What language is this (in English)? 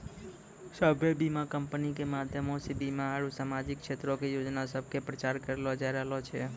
Maithili